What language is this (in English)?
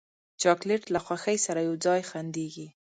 Pashto